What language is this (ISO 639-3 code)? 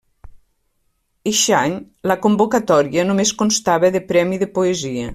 cat